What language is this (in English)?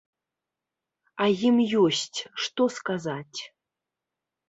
Belarusian